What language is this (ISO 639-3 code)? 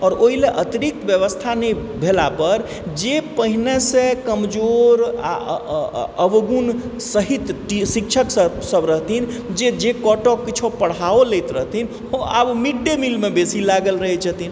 mai